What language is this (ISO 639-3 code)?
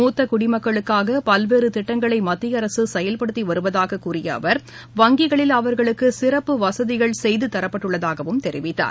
tam